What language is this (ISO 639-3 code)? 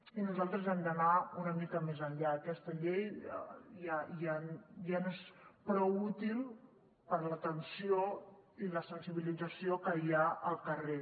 cat